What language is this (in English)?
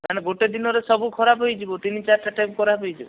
Odia